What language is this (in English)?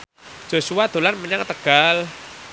Javanese